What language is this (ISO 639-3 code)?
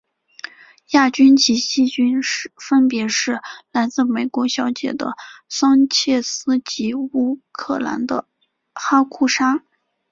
zho